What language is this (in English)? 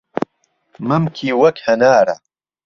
Central Kurdish